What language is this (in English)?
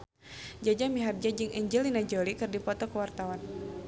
Sundanese